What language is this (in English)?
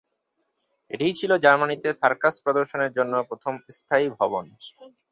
Bangla